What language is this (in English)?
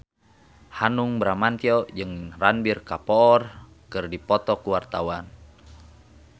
Sundanese